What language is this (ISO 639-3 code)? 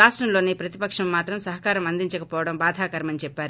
tel